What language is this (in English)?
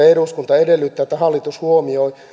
Finnish